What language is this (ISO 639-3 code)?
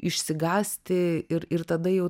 lit